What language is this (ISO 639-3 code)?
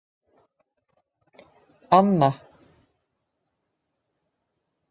isl